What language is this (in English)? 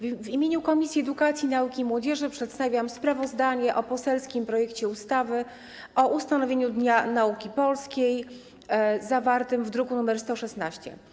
Polish